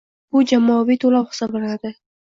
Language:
Uzbek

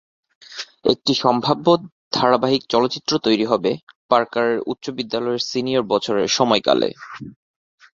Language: Bangla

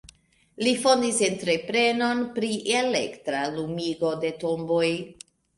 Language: Esperanto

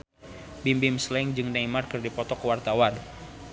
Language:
Sundanese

